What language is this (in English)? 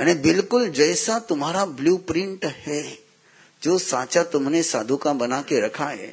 Hindi